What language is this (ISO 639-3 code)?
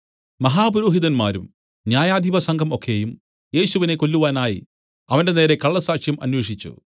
mal